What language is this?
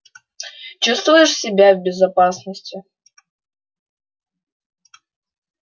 Russian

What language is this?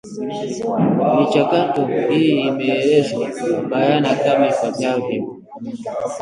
Swahili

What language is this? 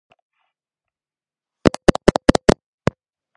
Georgian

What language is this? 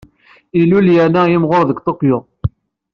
Kabyle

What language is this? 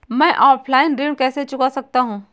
Hindi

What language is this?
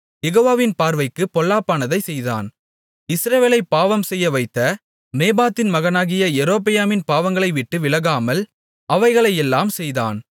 Tamil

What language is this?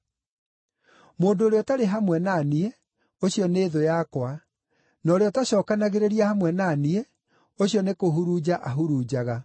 Kikuyu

